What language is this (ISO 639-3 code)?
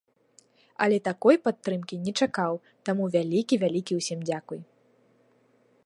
bel